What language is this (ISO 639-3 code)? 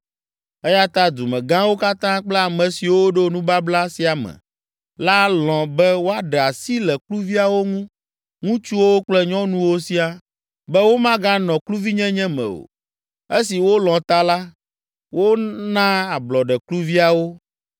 ewe